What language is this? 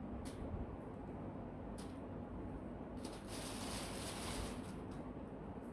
Vietnamese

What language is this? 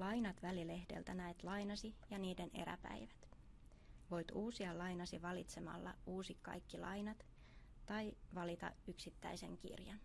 Finnish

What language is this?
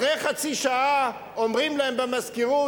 Hebrew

